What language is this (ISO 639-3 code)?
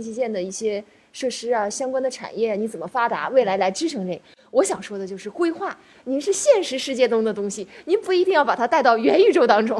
zho